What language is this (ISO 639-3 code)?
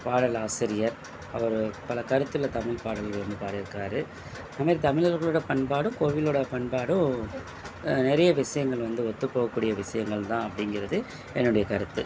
tam